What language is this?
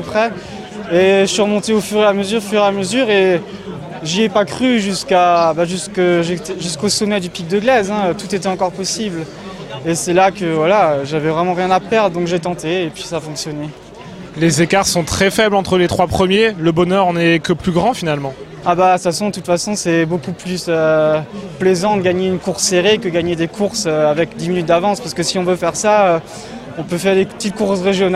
French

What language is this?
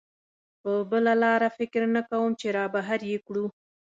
Pashto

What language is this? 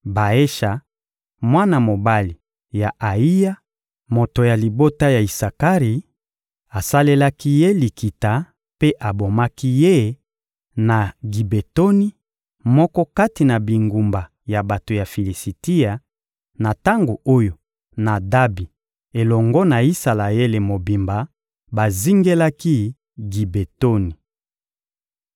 Lingala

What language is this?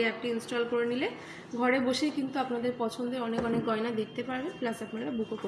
Bangla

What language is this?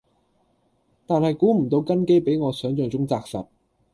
Cantonese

